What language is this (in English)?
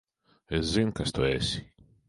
Latvian